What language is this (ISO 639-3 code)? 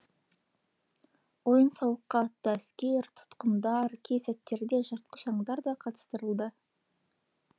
kaz